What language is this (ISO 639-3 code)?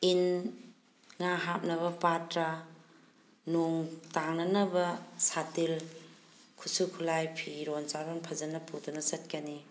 mni